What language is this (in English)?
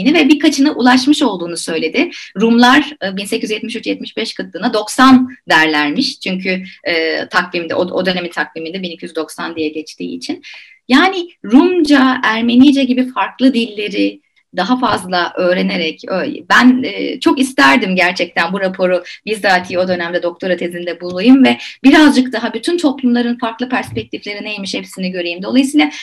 Turkish